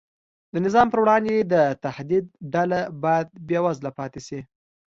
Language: Pashto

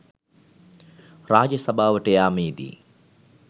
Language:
Sinhala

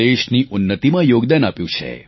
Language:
Gujarati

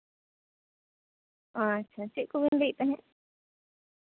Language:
Santali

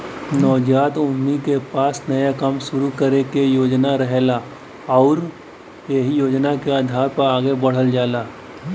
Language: Bhojpuri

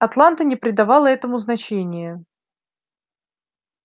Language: Russian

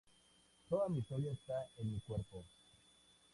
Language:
Spanish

